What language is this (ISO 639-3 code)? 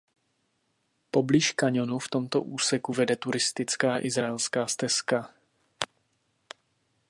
ces